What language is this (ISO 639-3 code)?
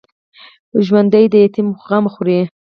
pus